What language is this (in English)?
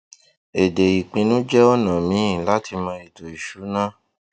Yoruba